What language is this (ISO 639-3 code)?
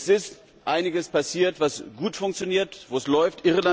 deu